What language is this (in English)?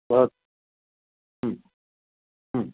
Sanskrit